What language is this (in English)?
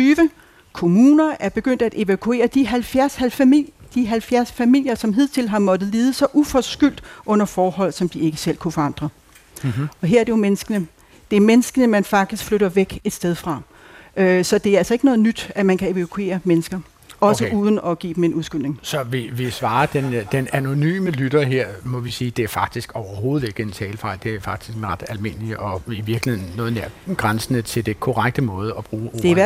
Danish